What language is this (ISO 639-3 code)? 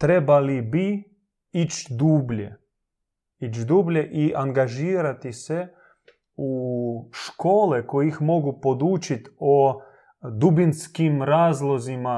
hrv